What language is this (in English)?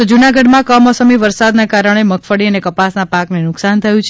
Gujarati